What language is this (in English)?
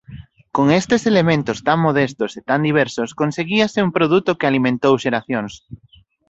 Galician